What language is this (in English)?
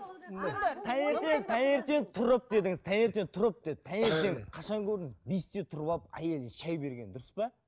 Kazakh